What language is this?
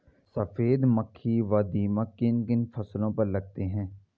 Hindi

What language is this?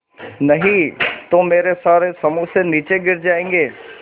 Hindi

